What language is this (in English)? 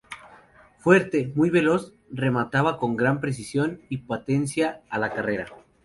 Spanish